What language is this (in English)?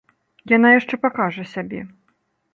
Belarusian